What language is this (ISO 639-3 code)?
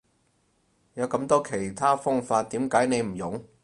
yue